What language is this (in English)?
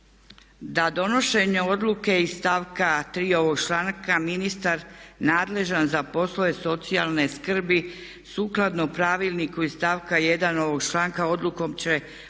Croatian